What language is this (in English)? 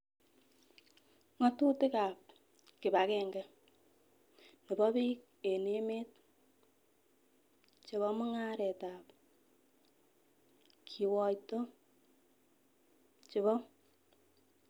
Kalenjin